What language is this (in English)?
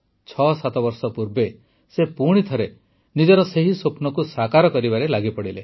Odia